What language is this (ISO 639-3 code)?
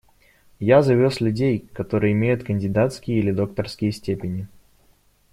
rus